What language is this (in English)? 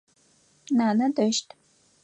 Adyghe